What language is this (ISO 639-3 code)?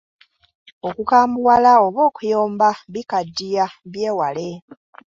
lug